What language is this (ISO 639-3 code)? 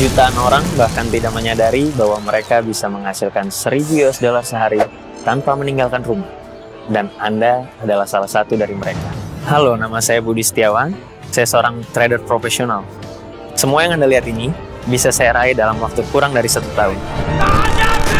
ind